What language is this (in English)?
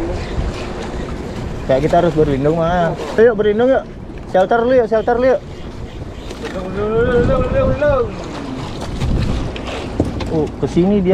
Indonesian